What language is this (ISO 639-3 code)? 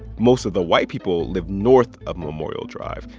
eng